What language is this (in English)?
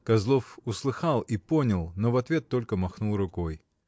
Russian